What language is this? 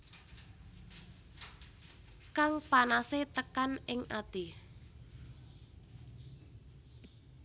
Javanese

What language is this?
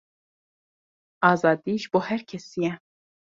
Kurdish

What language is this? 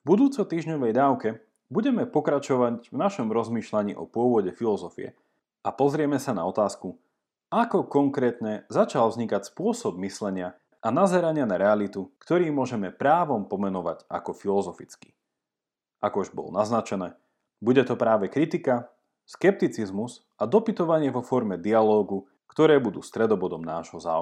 Slovak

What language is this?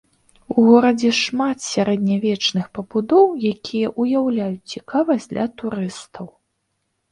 Belarusian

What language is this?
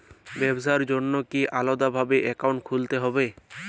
Bangla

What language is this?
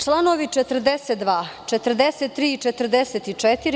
Serbian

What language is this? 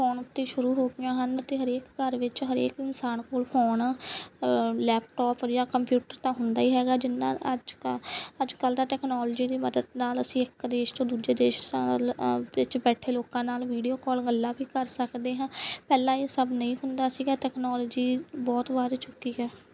Punjabi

